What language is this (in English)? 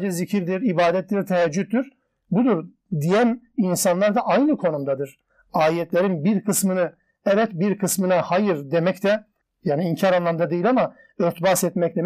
Turkish